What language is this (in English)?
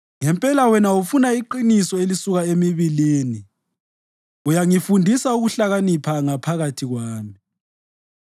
North Ndebele